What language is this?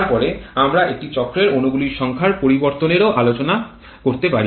Bangla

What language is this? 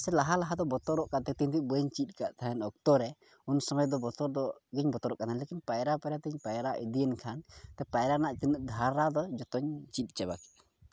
Santali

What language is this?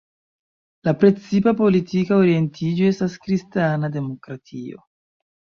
Esperanto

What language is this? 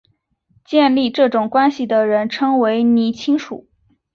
Chinese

